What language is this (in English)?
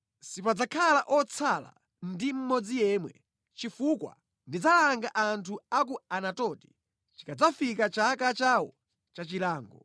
Nyanja